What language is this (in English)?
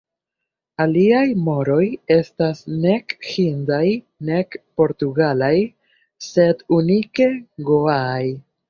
Esperanto